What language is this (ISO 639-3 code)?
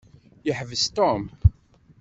kab